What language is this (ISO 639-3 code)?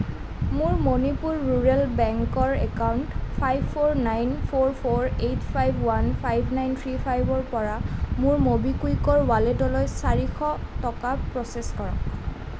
asm